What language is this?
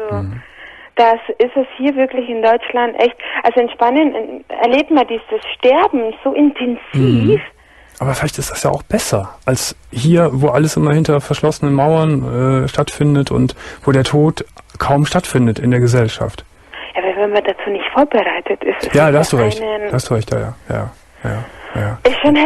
German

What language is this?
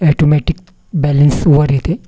Marathi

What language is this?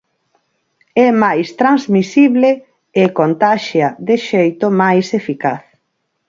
Galician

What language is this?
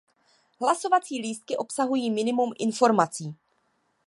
Czech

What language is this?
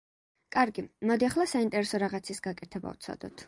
Georgian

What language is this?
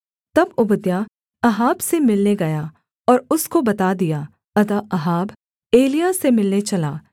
Hindi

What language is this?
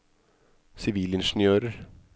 Norwegian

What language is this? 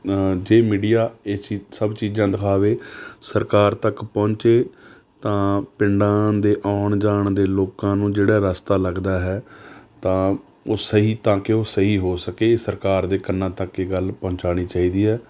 Punjabi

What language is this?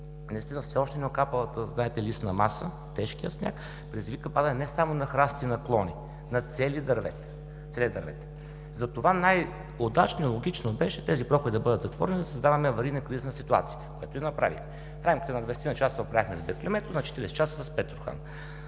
Bulgarian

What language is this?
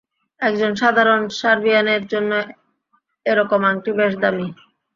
Bangla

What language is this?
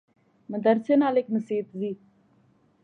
Pahari-Potwari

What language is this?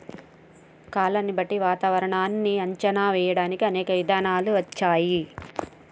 Telugu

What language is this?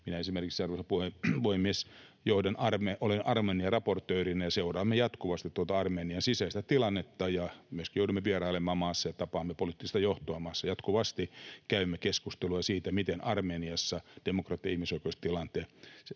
Finnish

